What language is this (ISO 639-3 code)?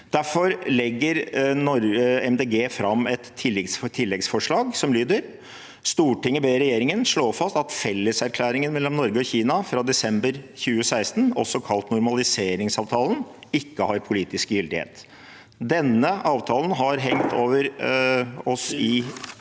nor